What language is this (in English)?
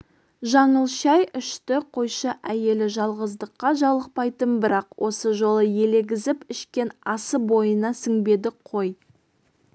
Kazakh